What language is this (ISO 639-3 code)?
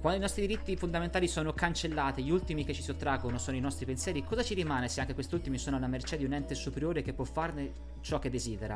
ita